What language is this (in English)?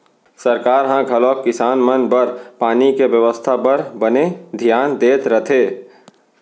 Chhattisgarhi